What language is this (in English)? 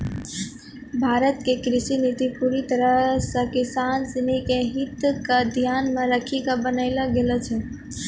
Maithili